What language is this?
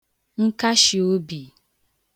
Igbo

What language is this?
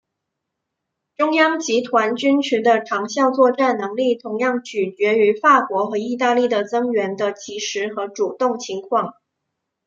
Chinese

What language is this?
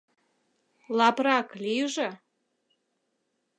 Mari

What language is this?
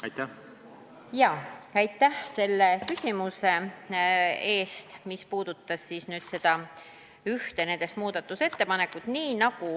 Estonian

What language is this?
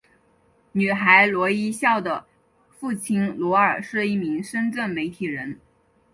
Chinese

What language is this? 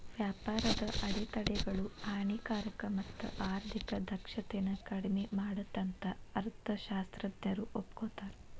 Kannada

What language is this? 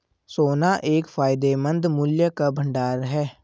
Hindi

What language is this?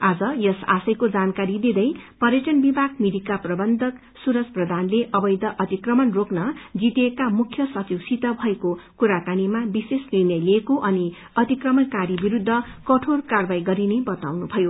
Nepali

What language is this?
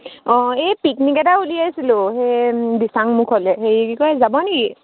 Assamese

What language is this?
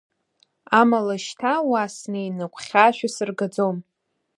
Abkhazian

